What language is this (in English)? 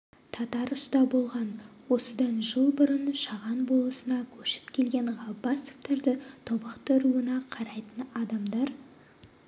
Kazakh